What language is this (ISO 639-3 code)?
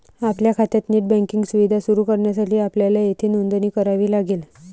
mar